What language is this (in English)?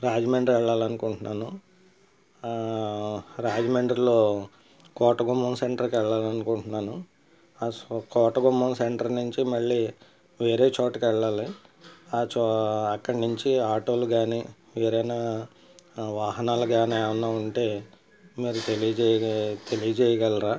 Telugu